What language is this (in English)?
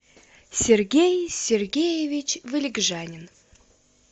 Russian